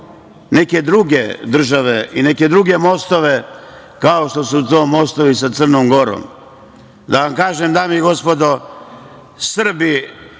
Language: Serbian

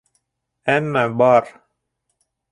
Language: Bashkir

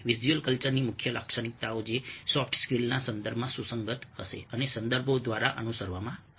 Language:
Gujarati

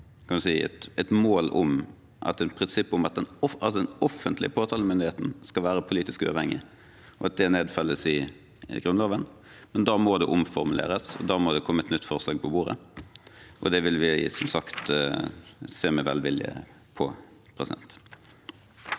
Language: Norwegian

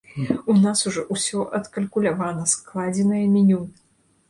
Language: Belarusian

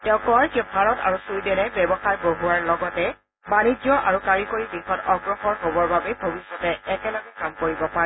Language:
Assamese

